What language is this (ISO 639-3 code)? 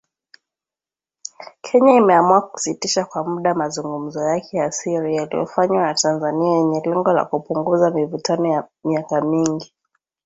swa